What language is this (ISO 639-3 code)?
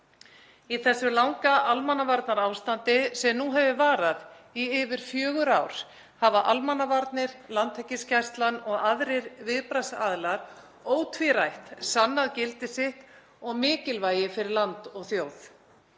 isl